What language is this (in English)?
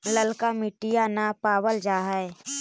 Magahi